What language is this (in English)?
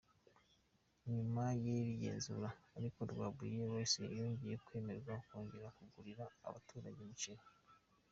Kinyarwanda